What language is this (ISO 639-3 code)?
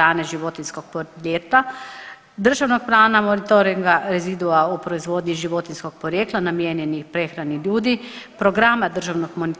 hrv